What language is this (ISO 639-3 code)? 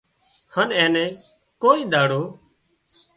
kxp